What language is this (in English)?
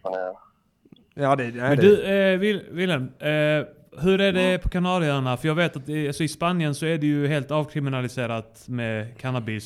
Swedish